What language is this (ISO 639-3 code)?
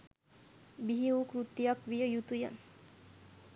sin